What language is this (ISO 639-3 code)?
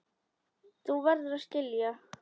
isl